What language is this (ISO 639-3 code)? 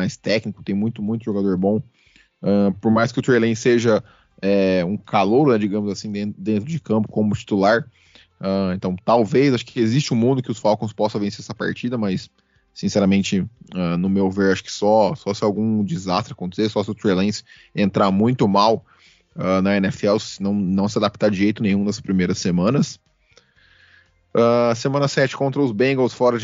por